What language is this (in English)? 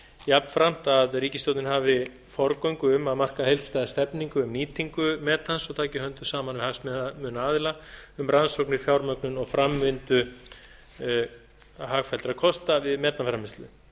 Icelandic